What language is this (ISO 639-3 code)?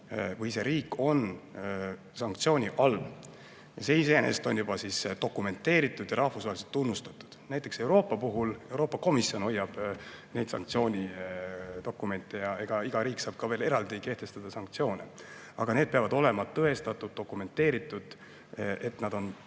est